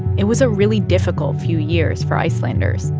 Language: English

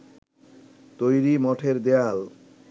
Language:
Bangla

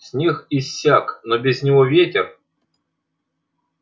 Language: Russian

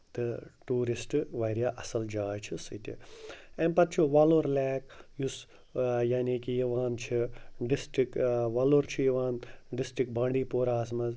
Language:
Kashmiri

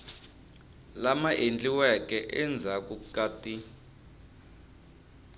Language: Tsonga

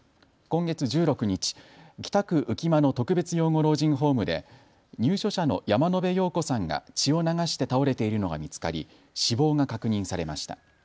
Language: Japanese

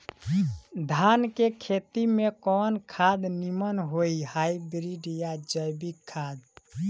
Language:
Bhojpuri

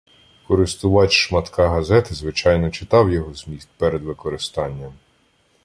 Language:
Ukrainian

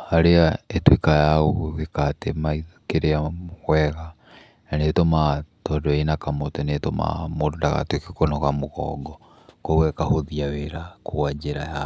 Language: Kikuyu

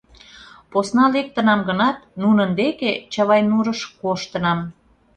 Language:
Mari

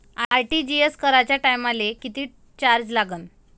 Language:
Marathi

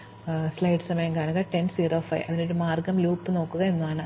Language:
Malayalam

